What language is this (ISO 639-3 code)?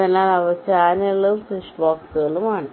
mal